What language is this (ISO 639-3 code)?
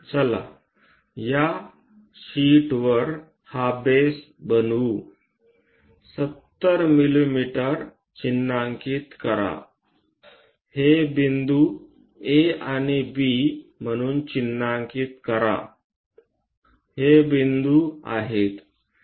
mar